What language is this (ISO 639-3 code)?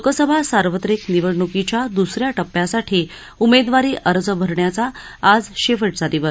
mar